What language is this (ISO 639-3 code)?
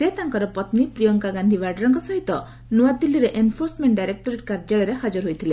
ori